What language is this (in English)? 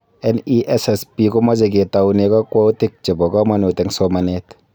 Kalenjin